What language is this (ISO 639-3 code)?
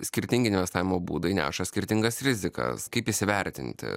lit